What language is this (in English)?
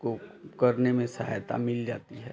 Hindi